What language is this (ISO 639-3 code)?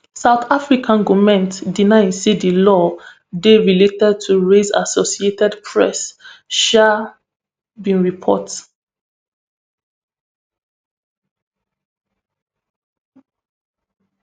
pcm